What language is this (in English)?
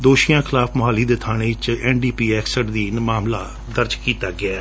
Punjabi